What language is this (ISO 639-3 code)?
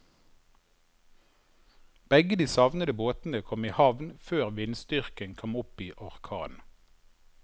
nor